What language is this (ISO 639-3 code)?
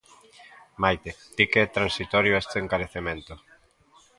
glg